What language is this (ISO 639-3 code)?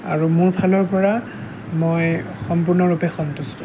asm